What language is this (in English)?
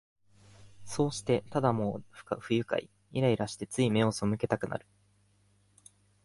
Japanese